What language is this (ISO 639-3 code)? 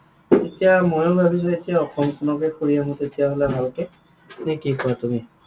asm